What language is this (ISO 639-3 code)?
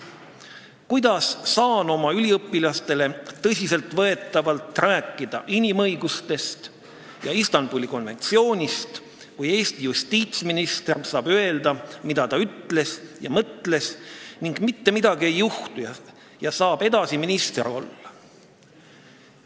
est